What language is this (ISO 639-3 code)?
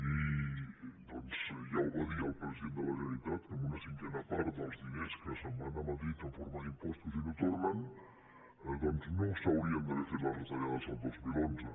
cat